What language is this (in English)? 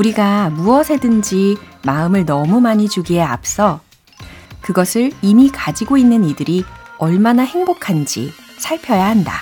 Korean